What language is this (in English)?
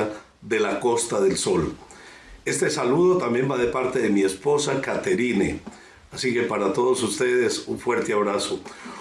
Spanish